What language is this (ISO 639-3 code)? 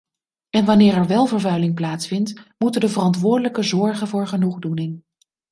nld